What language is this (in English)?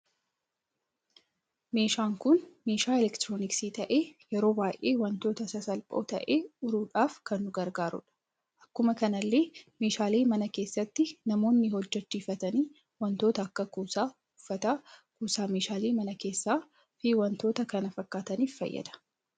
Oromo